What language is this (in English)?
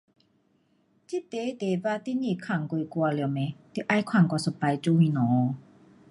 Pu-Xian Chinese